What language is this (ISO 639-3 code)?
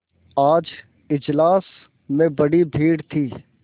hin